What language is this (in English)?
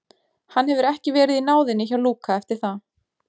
Icelandic